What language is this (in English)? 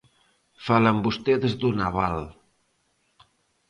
Galician